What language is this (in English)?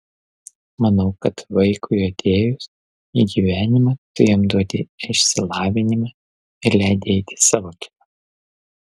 Lithuanian